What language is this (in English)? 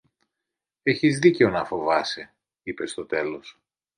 Greek